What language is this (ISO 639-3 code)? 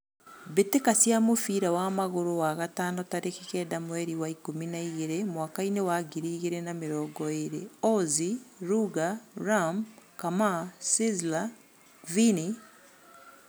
kik